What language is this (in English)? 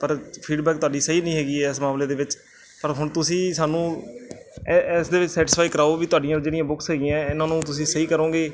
Punjabi